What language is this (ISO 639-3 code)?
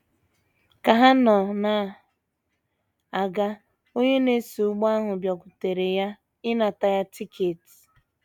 ibo